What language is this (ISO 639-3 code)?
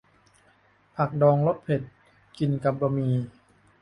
tha